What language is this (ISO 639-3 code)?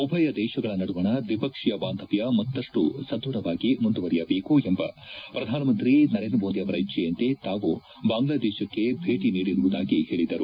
kan